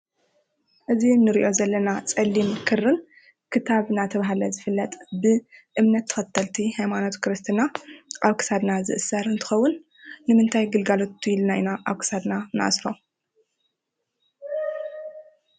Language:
Tigrinya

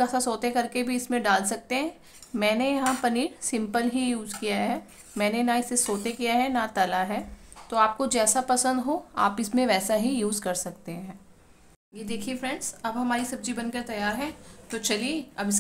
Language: Hindi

